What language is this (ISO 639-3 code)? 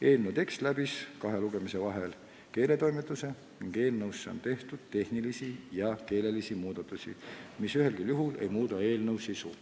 est